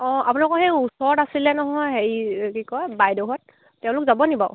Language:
Assamese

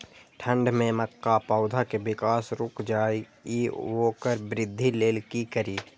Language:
Maithili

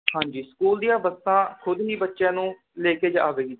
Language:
Punjabi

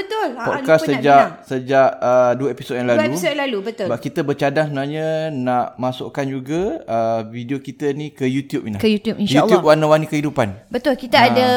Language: Malay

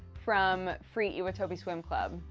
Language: English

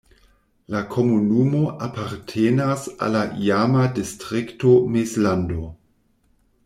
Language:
Esperanto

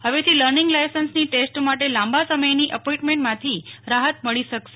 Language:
Gujarati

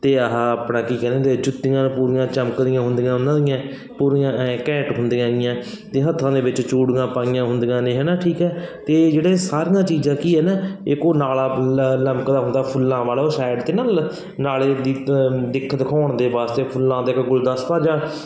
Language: Punjabi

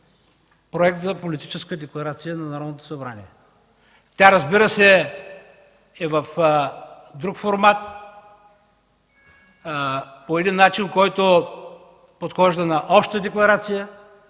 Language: Bulgarian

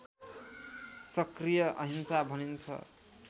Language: Nepali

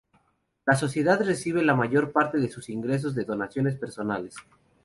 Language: Spanish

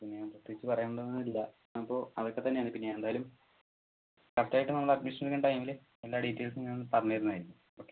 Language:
Malayalam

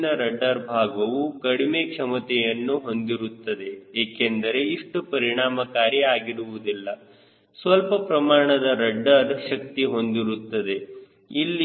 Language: Kannada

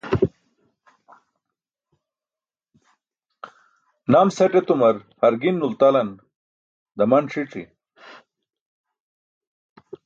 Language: Burushaski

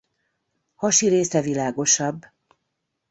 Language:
Hungarian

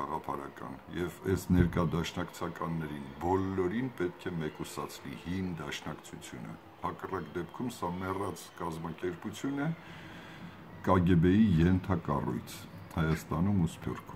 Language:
Turkish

